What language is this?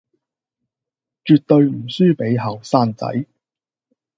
Cantonese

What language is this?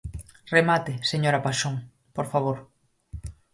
Galician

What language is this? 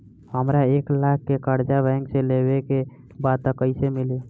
Bhojpuri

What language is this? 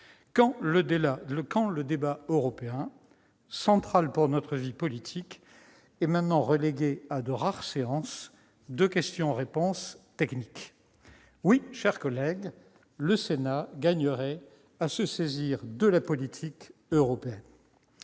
French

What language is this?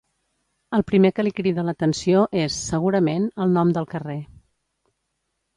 Catalan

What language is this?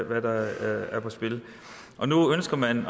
Danish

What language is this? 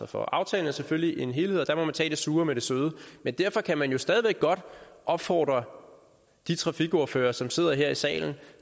Danish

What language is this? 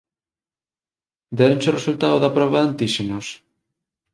Galician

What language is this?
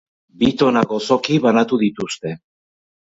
Basque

